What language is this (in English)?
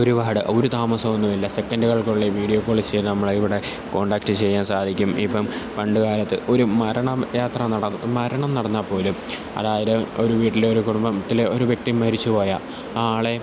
Malayalam